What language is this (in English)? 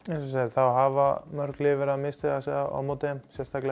Icelandic